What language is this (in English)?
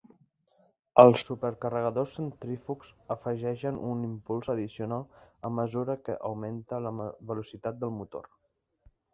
Catalan